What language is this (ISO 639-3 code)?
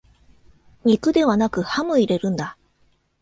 jpn